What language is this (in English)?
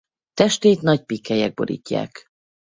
Hungarian